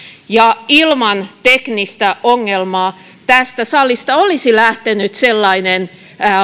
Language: Finnish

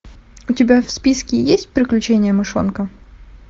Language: Russian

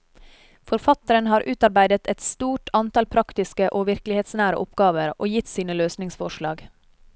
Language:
Norwegian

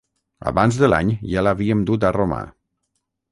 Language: Catalan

